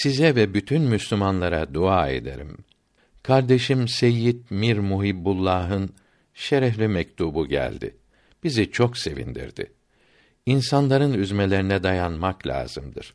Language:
Turkish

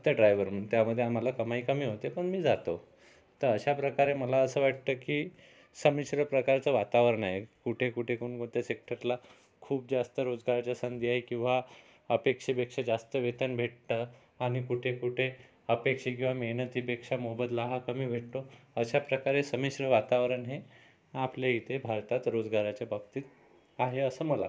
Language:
Marathi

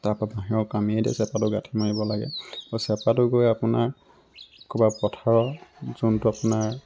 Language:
Assamese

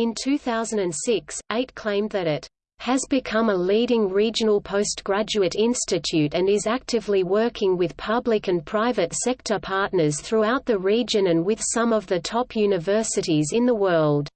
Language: English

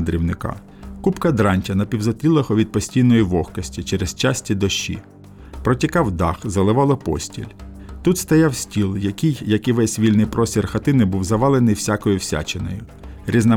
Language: Ukrainian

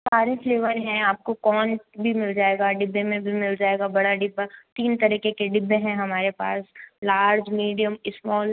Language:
Hindi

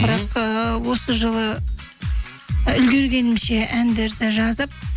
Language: Kazakh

